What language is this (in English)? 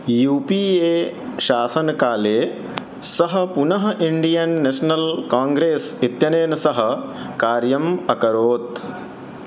Sanskrit